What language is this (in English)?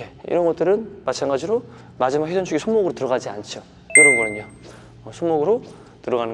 Korean